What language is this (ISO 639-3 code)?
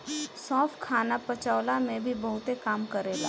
bho